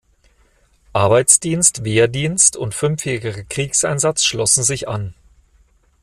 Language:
German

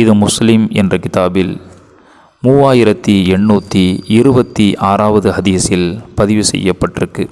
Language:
Tamil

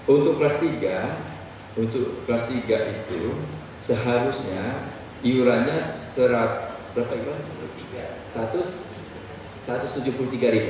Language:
Indonesian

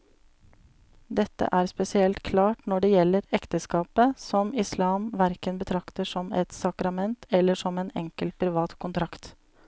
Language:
Norwegian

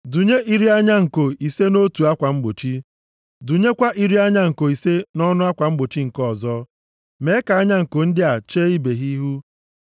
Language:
Igbo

